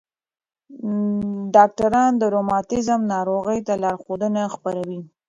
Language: Pashto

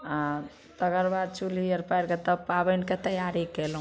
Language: Maithili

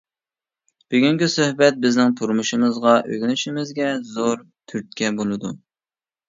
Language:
Uyghur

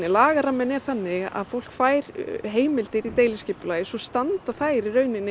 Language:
Icelandic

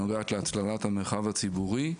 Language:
Hebrew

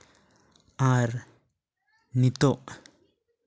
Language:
Santali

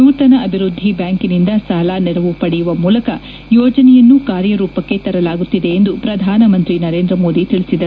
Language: Kannada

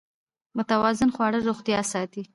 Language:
Pashto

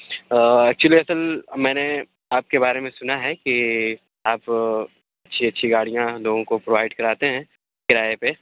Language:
Urdu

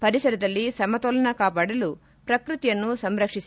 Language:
Kannada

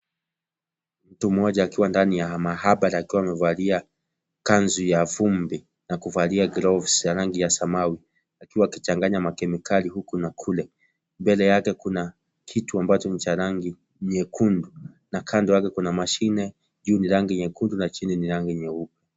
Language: Swahili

